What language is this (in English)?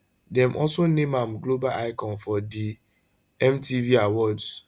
Nigerian Pidgin